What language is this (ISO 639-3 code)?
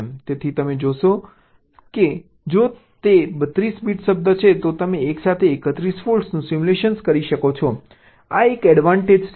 guj